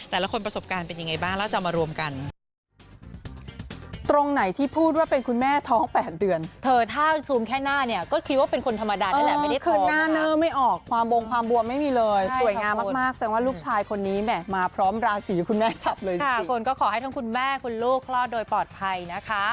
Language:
Thai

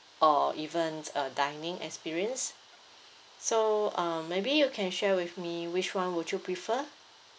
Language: English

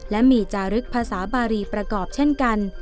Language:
Thai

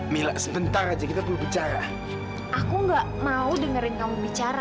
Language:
Indonesian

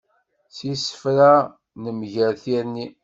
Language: Kabyle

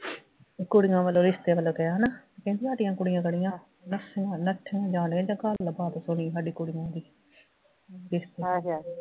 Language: Punjabi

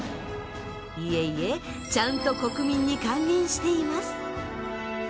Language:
Japanese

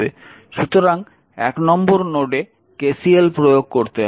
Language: Bangla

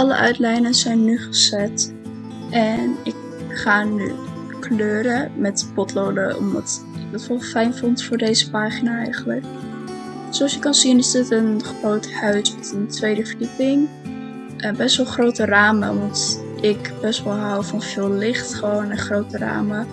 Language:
Dutch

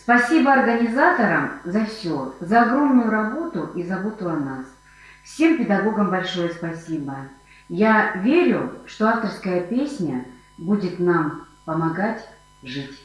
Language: Russian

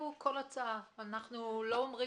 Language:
Hebrew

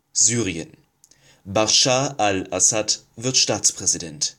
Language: German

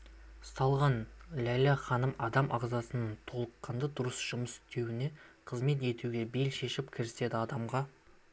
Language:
Kazakh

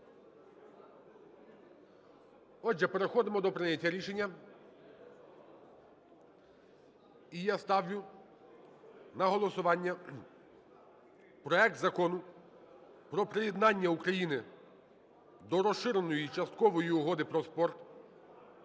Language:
Ukrainian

